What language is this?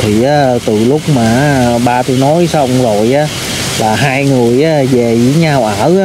Vietnamese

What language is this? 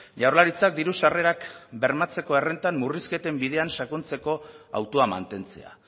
Basque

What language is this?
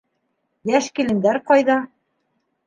Bashkir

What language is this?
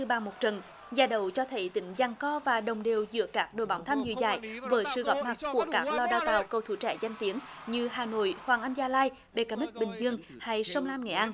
Vietnamese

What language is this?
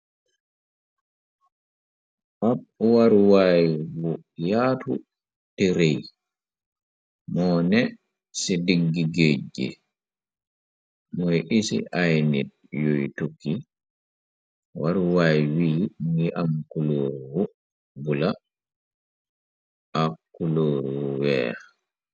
Wolof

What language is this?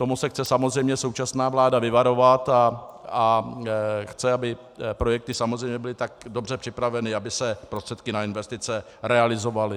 Czech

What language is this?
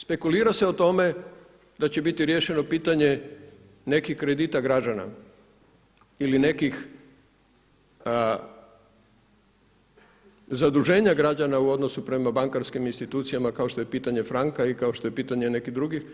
Croatian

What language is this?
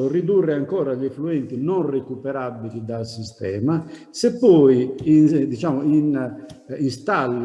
Italian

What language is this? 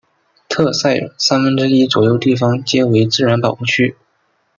Chinese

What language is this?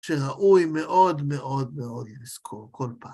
Hebrew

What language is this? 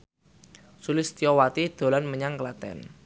Javanese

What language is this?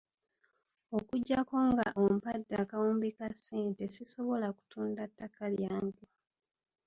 Ganda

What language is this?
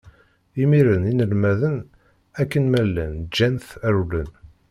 Kabyle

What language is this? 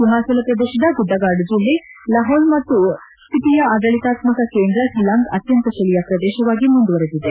Kannada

